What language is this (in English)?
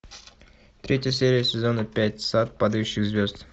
Russian